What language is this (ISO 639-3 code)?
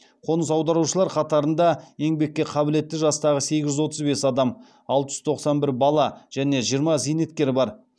kaz